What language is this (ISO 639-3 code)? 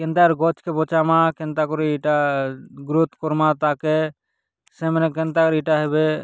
ori